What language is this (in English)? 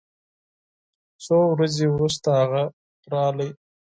Pashto